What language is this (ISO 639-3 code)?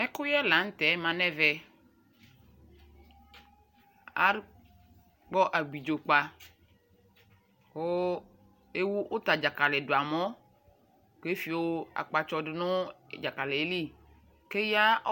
kpo